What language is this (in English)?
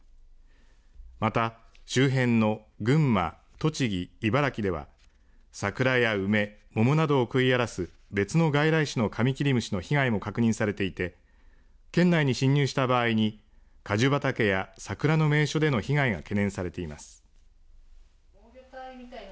Japanese